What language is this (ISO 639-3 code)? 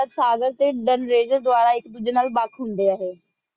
pan